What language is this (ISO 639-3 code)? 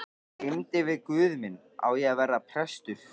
isl